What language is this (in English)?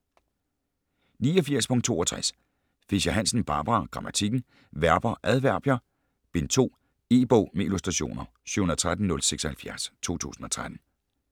Danish